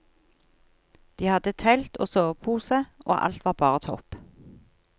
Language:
Norwegian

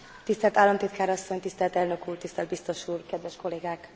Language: Hungarian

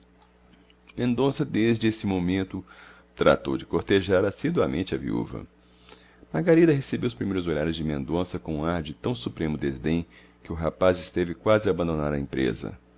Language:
Portuguese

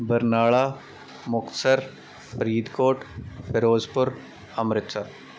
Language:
Punjabi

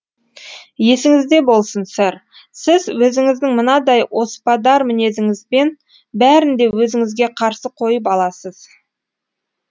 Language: Kazakh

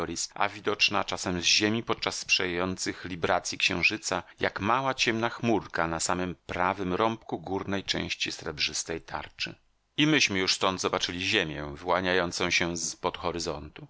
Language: Polish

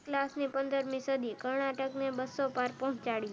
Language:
Gujarati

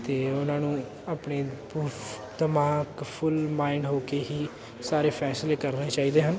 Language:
Punjabi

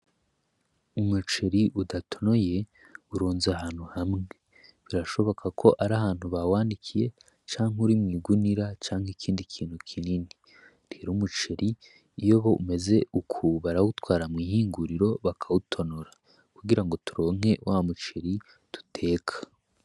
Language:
Rundi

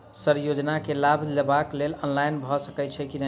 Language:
Maithili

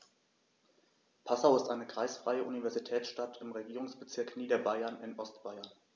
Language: German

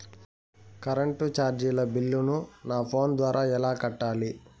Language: Telugu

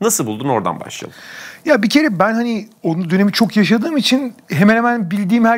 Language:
Turkish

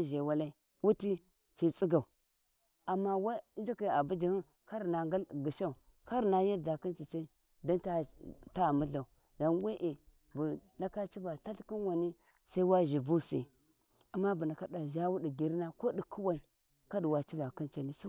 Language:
Warji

